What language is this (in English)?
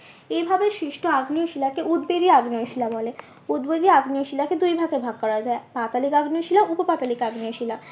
Bangla